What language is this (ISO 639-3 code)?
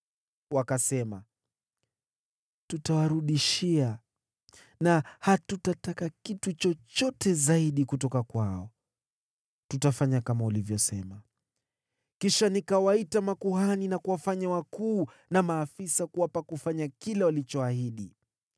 swa